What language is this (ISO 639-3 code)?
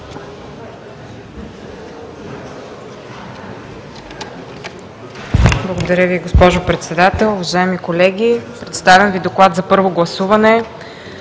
bul